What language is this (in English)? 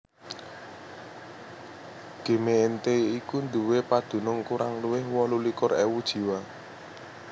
Javanese